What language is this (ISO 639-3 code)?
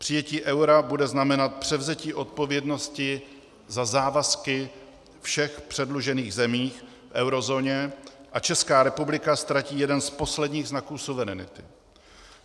ces